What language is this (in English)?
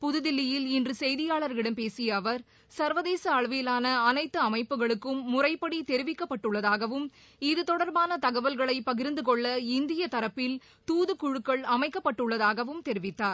Tamil